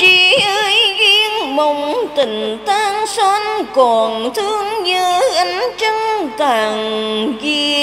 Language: Vietnamese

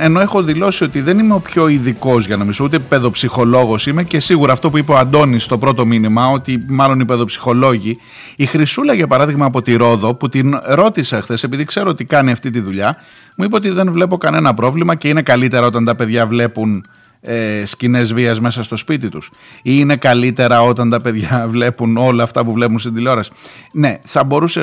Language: Greek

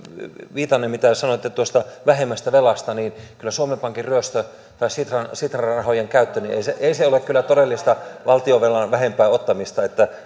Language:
Finnish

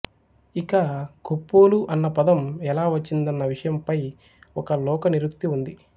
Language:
Telugu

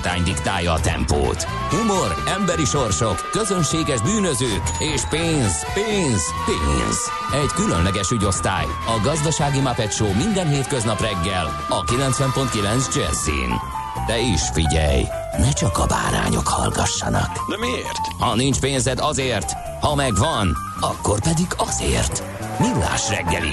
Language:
Hungarian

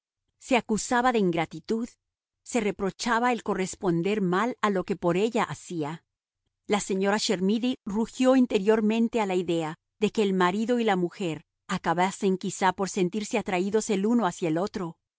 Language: Spanish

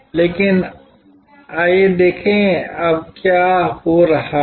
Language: Hindi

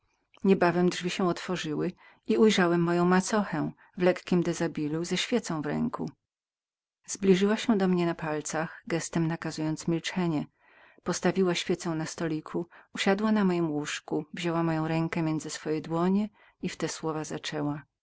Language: Polish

